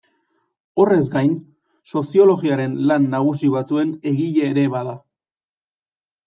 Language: Basque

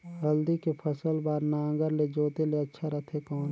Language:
Chhattisgarhi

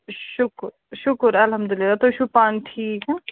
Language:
Kashmiri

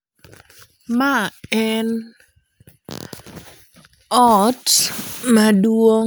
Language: Luo (Kenya and Tanzania)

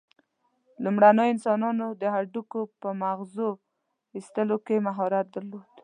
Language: Pashto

